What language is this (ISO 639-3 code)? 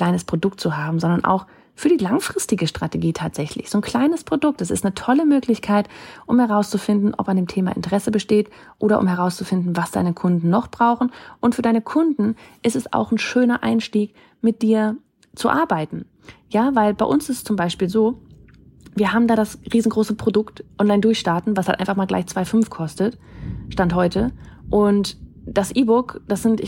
deu